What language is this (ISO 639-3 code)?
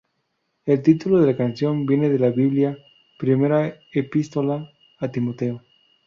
spa